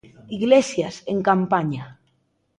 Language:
Galician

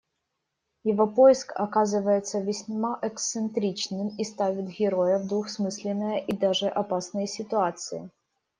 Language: Russian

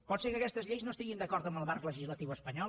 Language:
Catalan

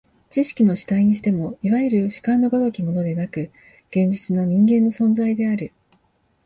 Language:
Japanese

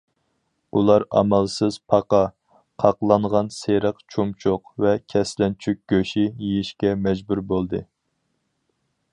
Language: Uyghur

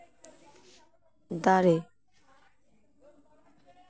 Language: Santali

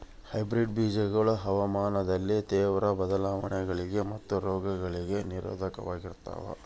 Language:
Kannada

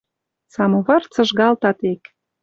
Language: Western Mari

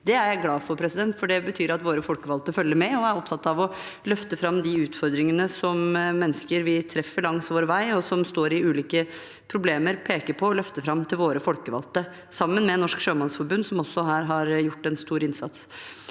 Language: Norwegian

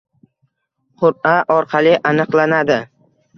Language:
Uzbek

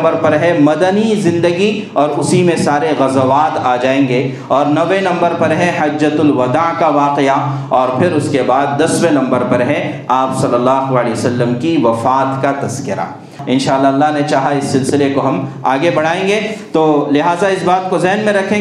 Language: Urdu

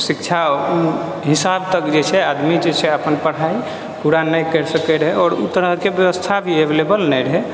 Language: Maithili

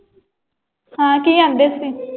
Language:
Punjabi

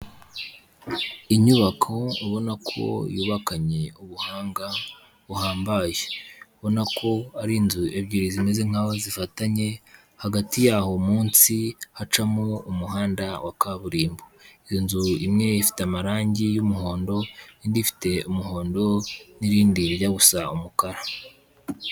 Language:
Kinyarwanda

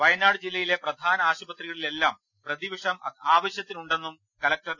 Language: Malayalam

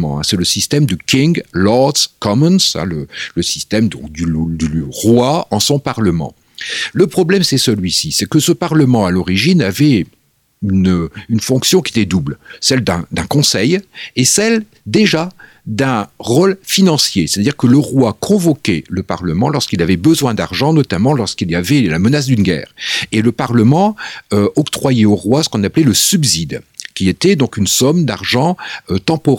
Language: French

